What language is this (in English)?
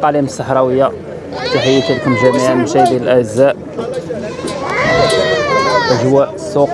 Arabic